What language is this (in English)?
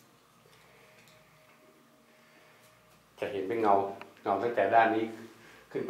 Thai